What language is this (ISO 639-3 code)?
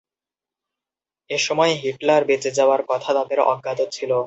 ben